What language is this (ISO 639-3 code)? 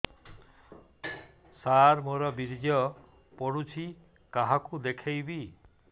ori